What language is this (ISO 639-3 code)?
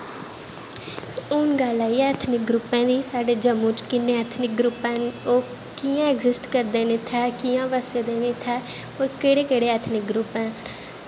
doi